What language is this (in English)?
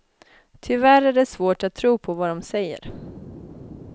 Swedish